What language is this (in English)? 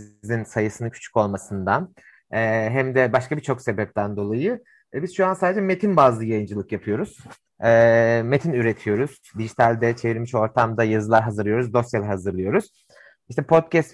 Turkish